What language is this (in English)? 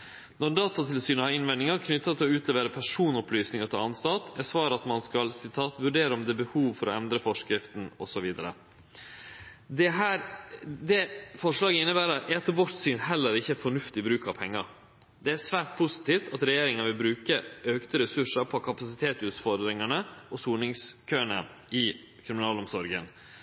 Norwegian Nynorsk